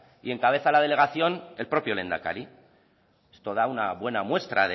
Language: Spanish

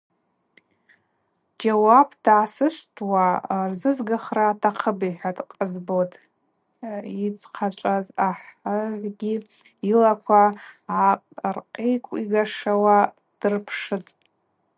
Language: Abaza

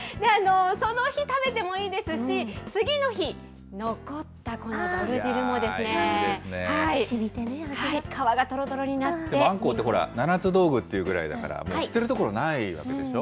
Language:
Japanese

